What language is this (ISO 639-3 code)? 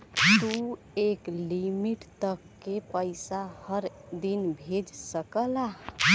bho